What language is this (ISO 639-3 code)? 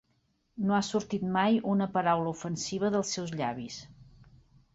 cat